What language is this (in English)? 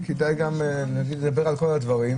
Hebrew